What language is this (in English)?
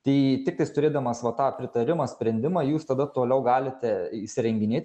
Lithuanian